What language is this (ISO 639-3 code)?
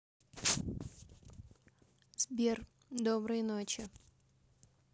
rus